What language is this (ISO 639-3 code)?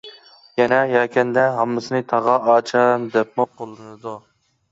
uig